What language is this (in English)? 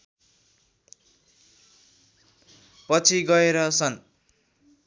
Nepali